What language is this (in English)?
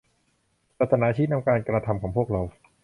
Thai